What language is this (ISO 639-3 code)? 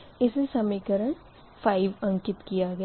hin